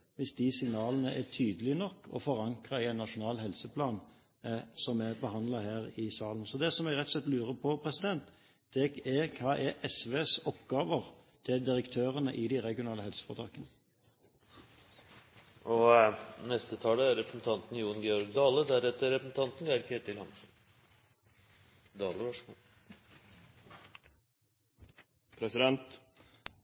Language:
Norwegian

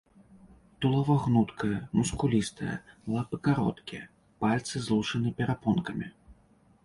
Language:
Belarusian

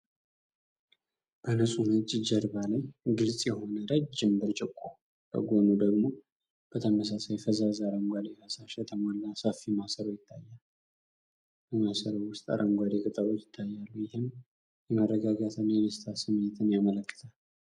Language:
Amharic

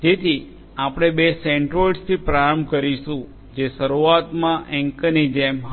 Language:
Gujarati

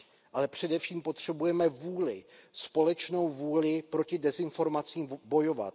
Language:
Czech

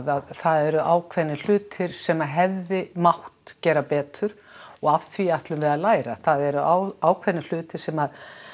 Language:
Icelandic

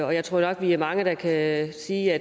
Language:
Danish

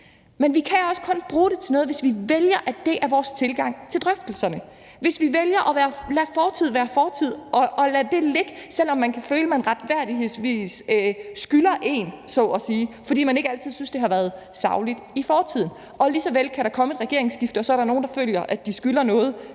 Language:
Danish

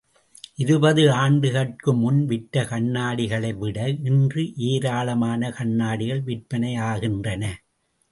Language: Tamil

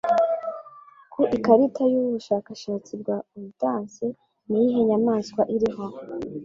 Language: Kinyarwanda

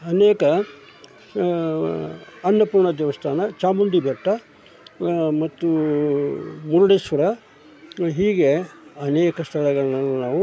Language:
Kannada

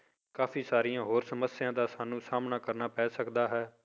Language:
Punjabi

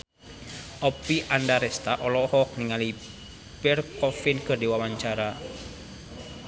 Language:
Sundanese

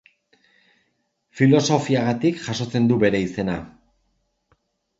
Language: Basque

